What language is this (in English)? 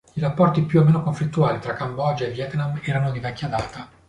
Italian